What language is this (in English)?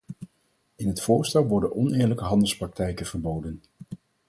Dutch